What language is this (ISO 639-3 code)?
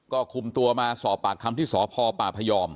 tha